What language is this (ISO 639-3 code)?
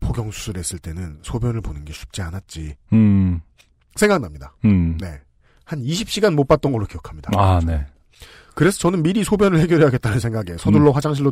kor